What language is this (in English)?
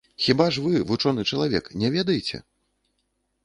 Belarusian